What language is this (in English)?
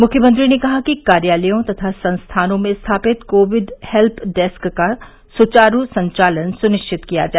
Hindi